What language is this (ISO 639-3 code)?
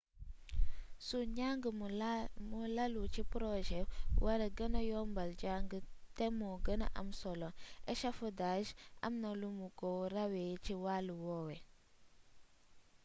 wol